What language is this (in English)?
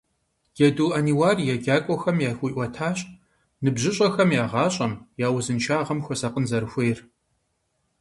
Kabardian